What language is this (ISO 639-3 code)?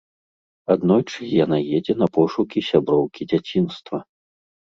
bel